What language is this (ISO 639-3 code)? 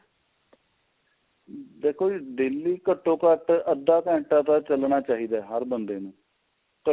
pan